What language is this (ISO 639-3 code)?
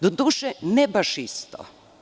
srp